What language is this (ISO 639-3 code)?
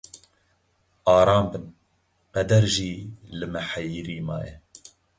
kur